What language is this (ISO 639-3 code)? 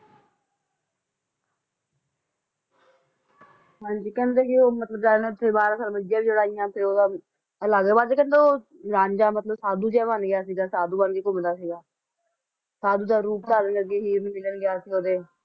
pan